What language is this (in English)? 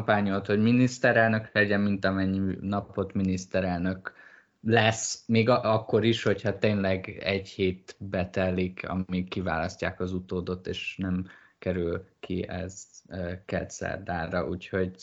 Hungarian